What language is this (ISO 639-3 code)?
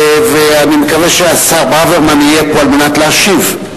heb